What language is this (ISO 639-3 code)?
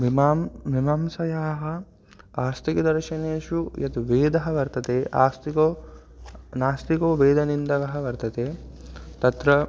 san